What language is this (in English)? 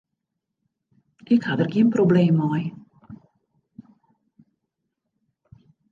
Western Frisian